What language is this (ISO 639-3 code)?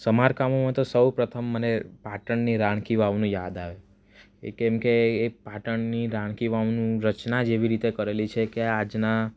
guj